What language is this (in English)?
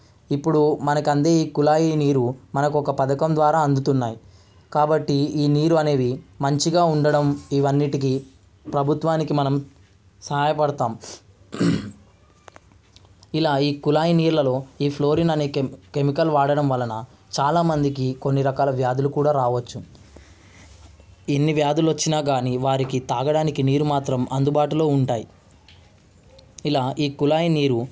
Telugu